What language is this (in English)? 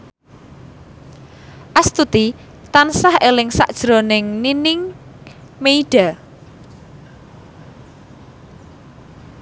Javanese